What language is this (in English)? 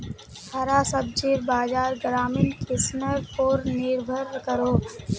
Magahi